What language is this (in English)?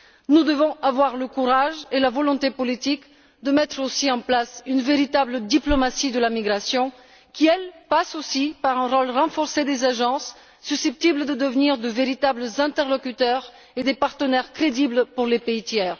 French